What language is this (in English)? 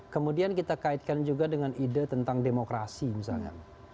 Indonesian